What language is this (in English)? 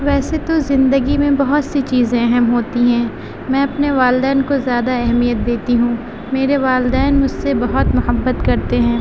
Urdu